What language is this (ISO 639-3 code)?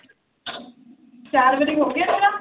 pan